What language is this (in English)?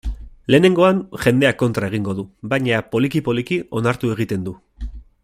Basque